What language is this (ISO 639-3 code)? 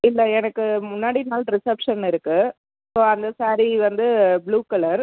tam